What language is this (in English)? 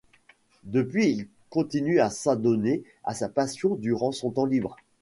French